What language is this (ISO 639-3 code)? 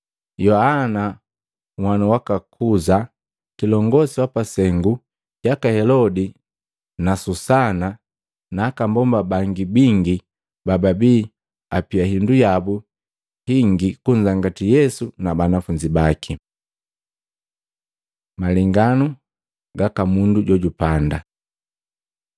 mgv